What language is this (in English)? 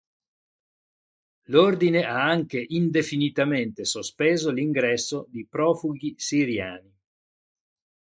Italian